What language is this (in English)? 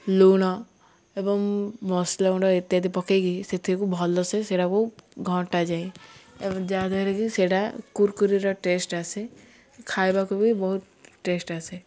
Odia